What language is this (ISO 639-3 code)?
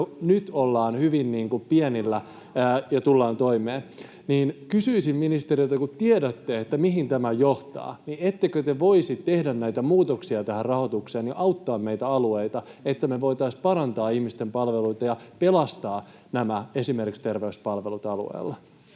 fin